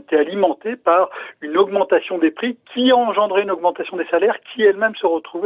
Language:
French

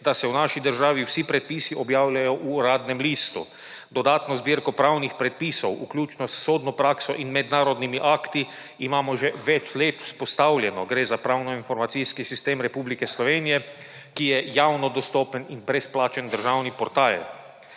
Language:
Slovenian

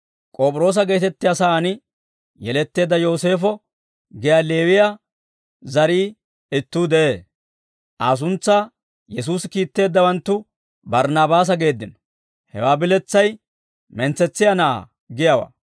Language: Dawro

